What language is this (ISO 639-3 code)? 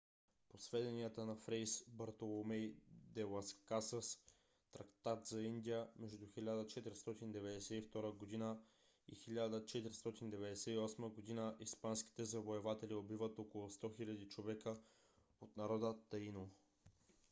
bul